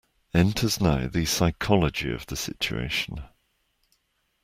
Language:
English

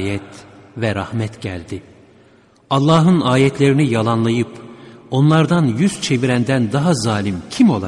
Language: Turkish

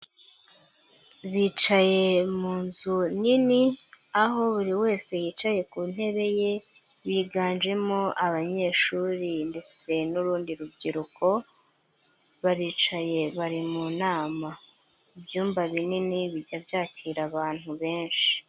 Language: Kinyarwanda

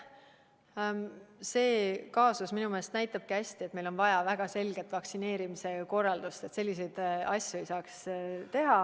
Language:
Estonian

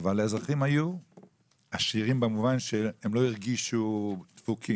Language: Hebrew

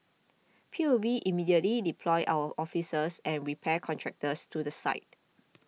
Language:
English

